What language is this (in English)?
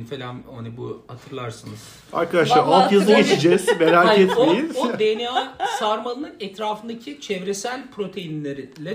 Turkish